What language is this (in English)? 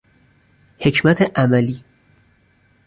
Persian